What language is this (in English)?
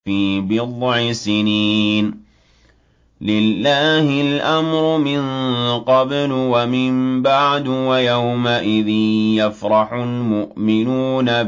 Arabic